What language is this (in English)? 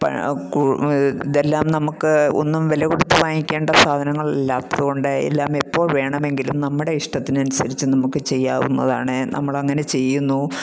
Malayalam